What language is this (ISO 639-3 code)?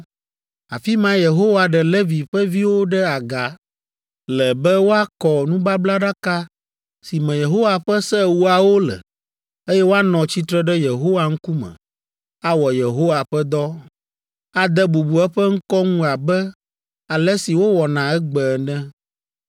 ewe